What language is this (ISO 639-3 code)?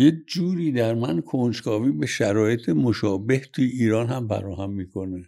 fas